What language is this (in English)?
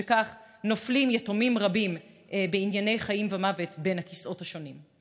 Hebrew